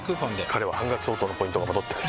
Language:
Japanese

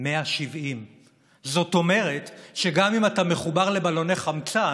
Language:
Hebrew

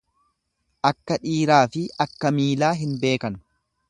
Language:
Oromo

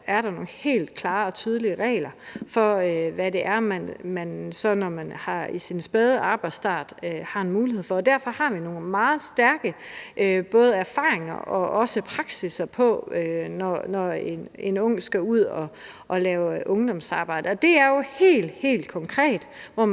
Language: Danish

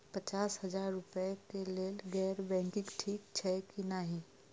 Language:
Maithili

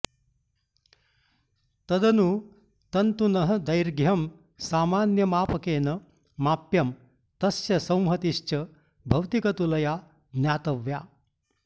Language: Sanskrit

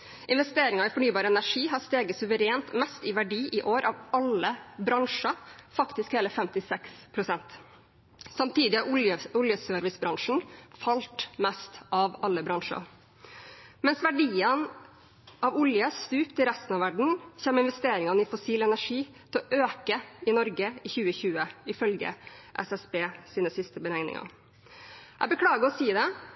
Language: Norwegian Bokmål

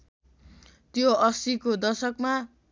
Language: Nepali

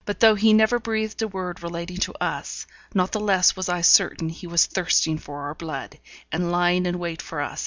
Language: English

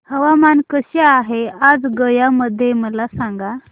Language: Marathi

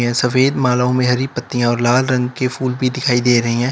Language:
Hindi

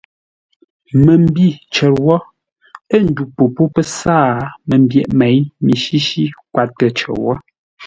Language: Ngombale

